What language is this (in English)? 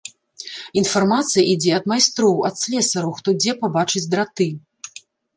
Belarusian